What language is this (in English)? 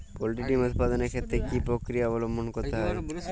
Bangla